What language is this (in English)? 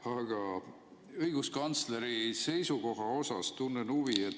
Estonian